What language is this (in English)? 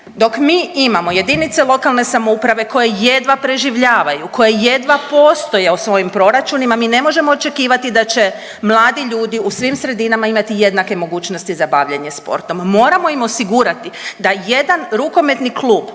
Croatian